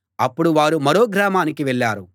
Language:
Telugu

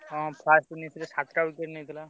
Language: Odia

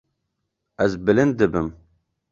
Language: Kurdish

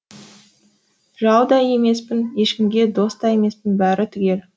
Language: Kazakh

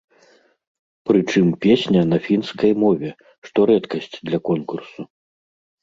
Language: Belarusian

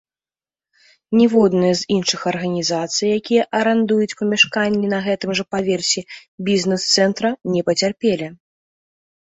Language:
Belarusian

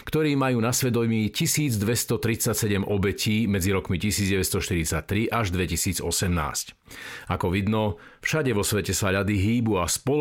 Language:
Slovak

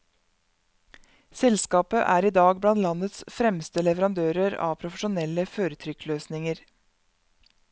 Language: Norwegian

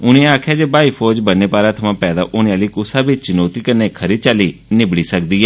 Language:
Dogri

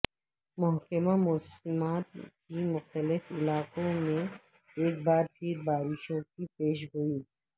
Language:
Urdu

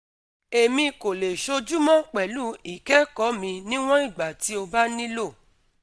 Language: Yoruba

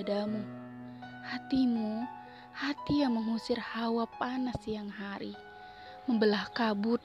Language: Indonesian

